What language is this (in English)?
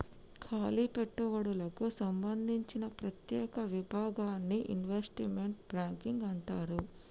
Telugu